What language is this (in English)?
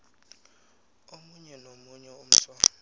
South Ndebele